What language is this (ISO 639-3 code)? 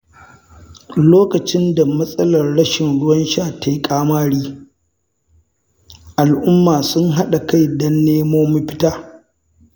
hau